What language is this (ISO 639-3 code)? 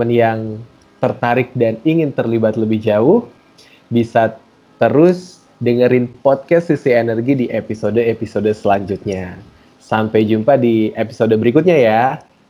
ind